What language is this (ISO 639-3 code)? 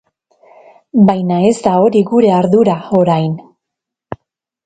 eus